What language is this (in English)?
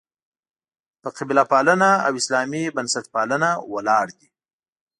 Pashto